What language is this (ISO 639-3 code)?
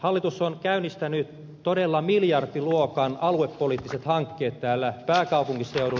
fin